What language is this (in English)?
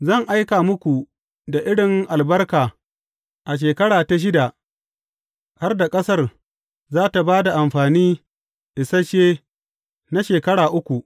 Hausa